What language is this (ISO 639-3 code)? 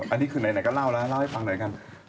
tha